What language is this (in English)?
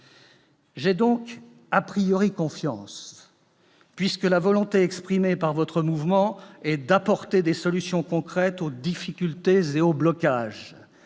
French